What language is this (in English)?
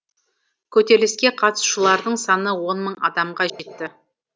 Kazakh